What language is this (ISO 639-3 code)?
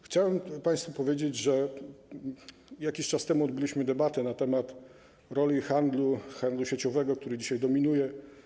pol